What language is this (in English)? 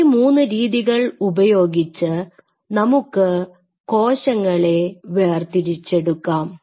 Malayalam